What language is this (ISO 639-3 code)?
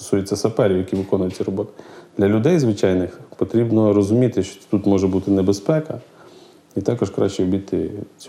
ukr